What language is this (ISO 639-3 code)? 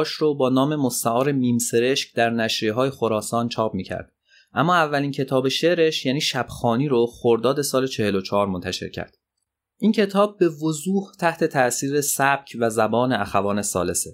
fas